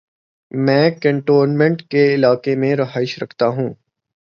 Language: Urdu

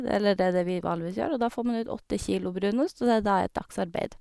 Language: Norwegian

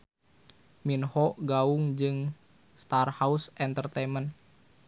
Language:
Sundanese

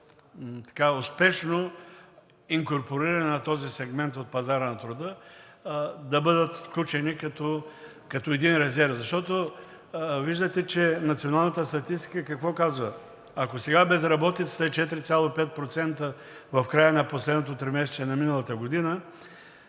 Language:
Bulgarian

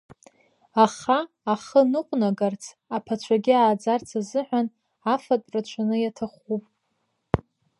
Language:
Abkhazian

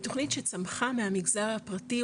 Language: Hebrew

